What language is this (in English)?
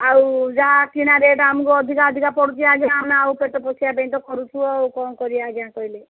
Odia